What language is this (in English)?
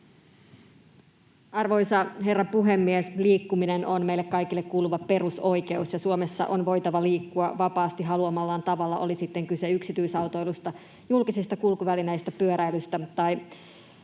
Finnish